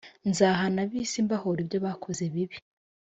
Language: Kinyarwanda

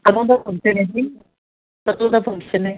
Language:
Punjabi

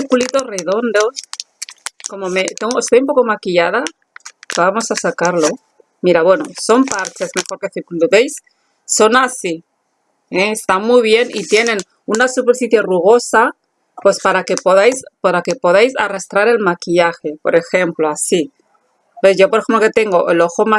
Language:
Spanish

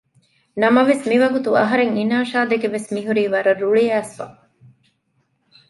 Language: Divehi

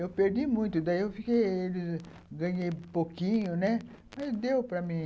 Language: Portuguese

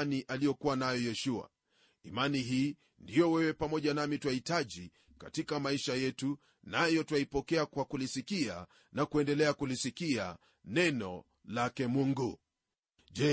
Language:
Swahili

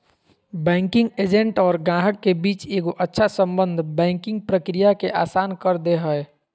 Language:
Magahi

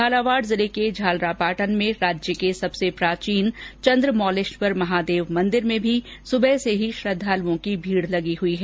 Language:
Hindi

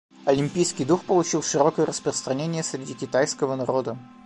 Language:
Russian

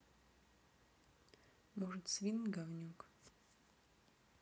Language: Russian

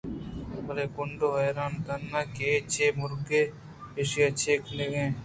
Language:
Eastern Balochi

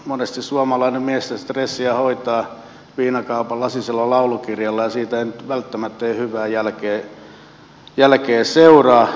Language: Finnish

